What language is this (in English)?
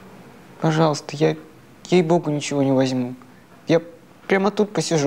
Russian